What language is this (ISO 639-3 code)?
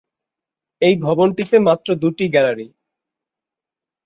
ben